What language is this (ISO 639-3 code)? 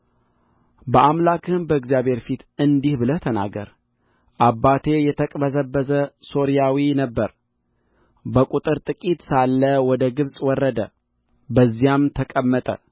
amh